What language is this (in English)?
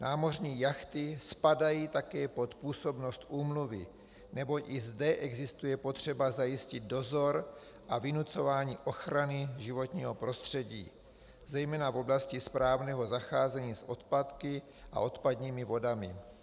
Czech